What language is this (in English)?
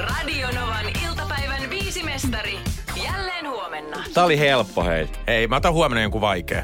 Finnish